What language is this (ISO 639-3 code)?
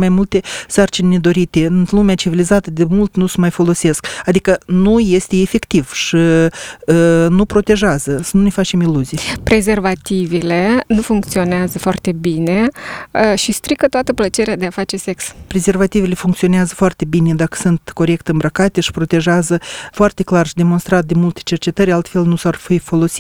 ron